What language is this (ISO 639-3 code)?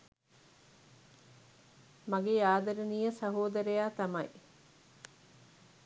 sin